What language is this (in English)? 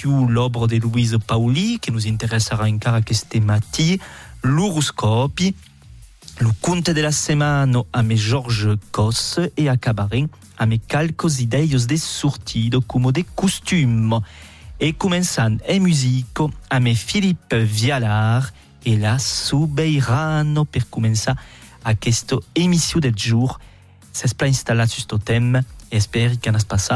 French